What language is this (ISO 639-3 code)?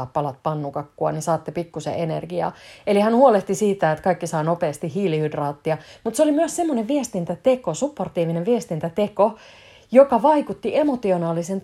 fin